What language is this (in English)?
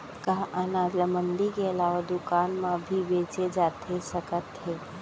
Chhattisgarhi